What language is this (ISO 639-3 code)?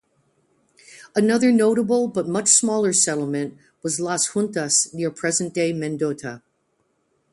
eng